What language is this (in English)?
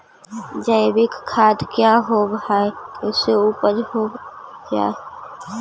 Magahi